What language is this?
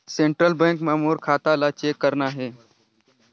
Chhattisgarhi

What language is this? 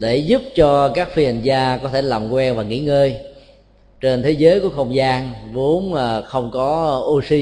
Vietnamese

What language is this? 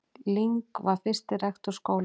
Icelandic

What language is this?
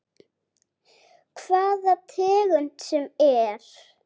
Icelandic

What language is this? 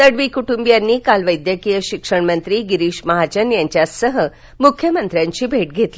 Marathi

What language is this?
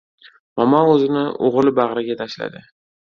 Uzbek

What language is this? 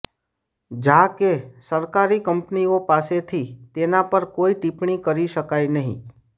Gujarati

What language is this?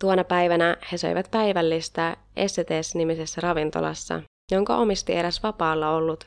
Finnish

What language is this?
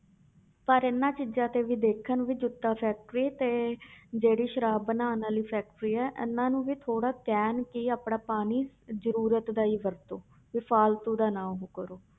Punjabi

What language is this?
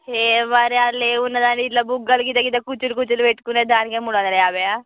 Telugu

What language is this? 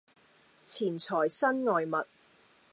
Cantonese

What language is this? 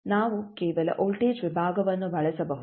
Kannada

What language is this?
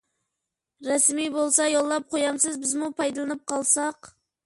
Uyghur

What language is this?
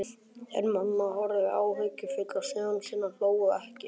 Icelandic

